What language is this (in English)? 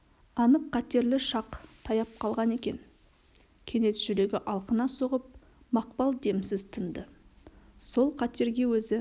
Kazakh